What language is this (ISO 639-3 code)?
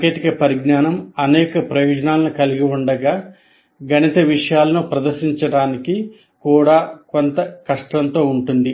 tel